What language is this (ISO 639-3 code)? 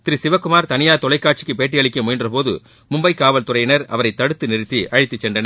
tam